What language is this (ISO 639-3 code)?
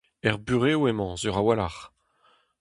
bre